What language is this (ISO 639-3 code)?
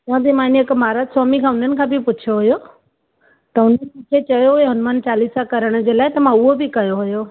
snd